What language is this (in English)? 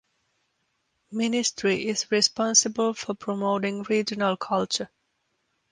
English